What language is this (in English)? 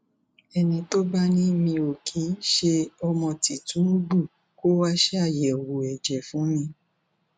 Yoruba